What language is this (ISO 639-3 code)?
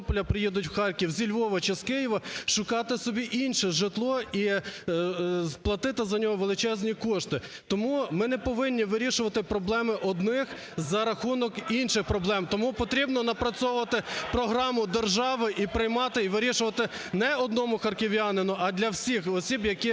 ukr